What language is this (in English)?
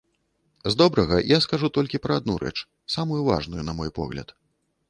Belarusian